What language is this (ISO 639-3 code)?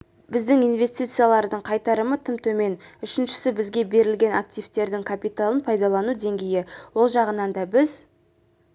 kaz